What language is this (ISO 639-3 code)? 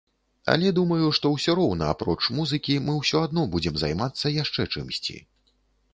bel